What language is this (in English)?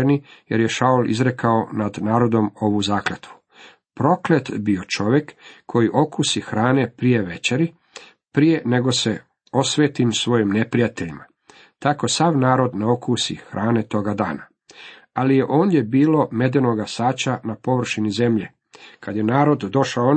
Croatian